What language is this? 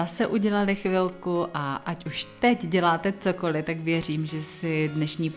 Czech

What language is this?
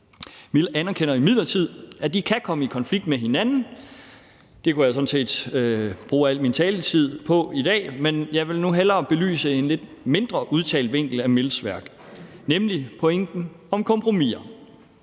Danish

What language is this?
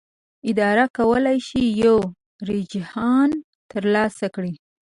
Pashto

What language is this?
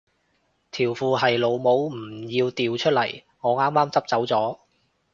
Cantonese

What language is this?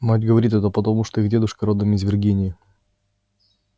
Russian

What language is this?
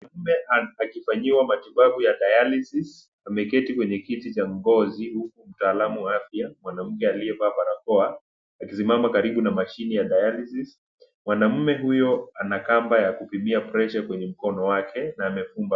Swahili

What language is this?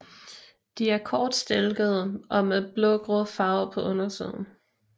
Danish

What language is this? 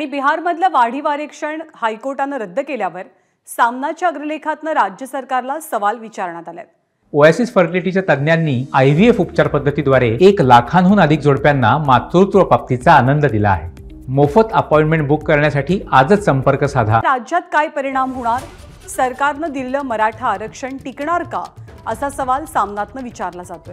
Marathi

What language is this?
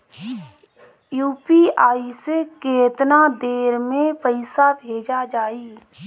Bhojpuri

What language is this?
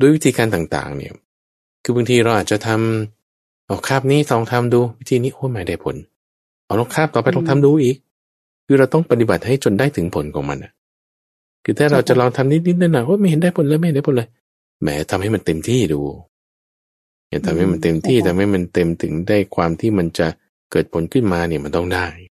Thai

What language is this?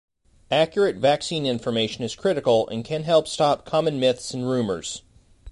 English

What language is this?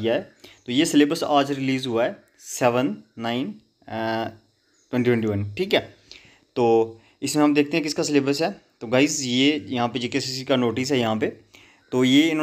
Hindi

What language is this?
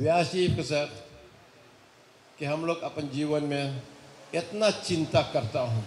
Dutch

